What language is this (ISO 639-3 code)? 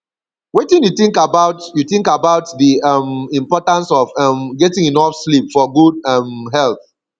pcm